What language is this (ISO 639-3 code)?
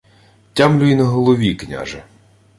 ukr